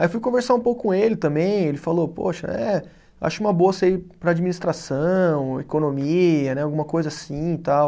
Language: Portuguese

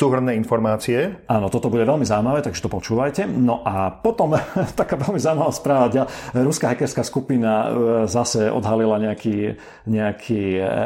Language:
Slovak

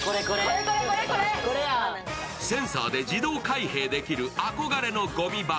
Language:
Japanese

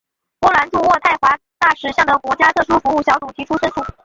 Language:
Chinese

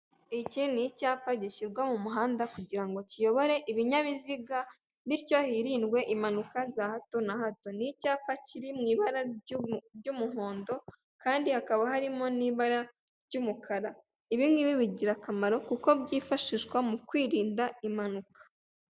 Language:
Kinyarwanda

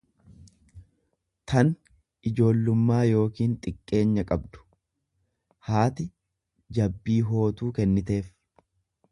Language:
Oromo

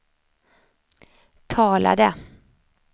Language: Swedish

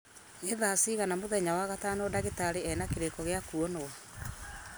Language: Kikuyu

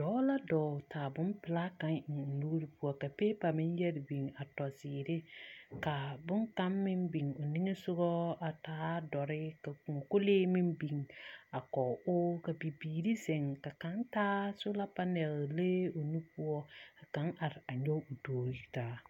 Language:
Southern Dagaare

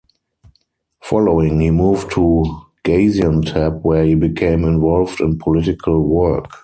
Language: English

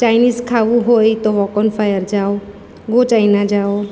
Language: Gujarati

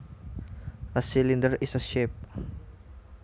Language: Javanese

